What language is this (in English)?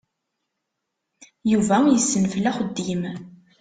Kabyle